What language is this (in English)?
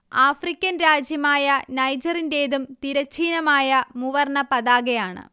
Malayalam